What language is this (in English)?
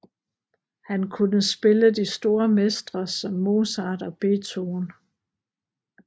Danish